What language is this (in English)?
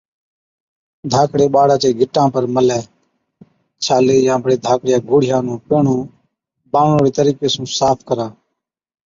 Od